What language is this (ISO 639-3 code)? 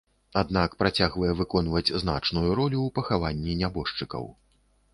bel